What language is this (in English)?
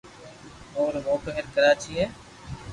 Loarki